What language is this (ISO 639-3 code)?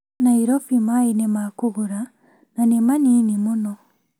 kik